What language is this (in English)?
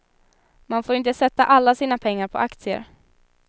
Swedish